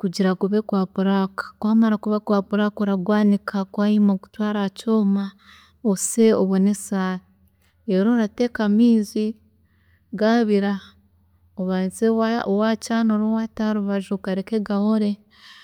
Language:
Chiga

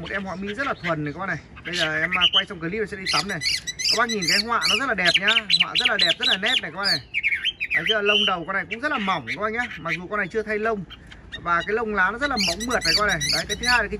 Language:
Vietnamese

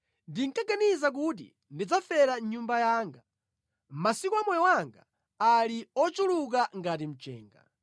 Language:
Nyanja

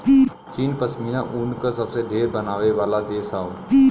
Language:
Bhojpuri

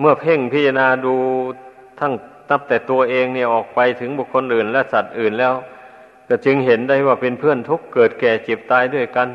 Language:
Thai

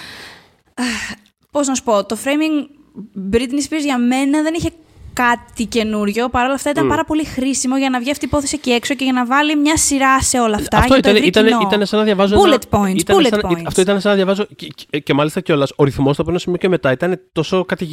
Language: Greek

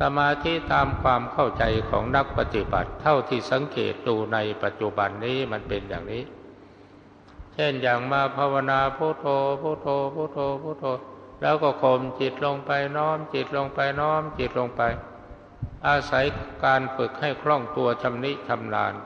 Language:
Thai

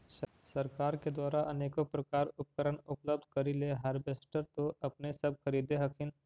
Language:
Magahi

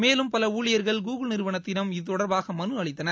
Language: Tamil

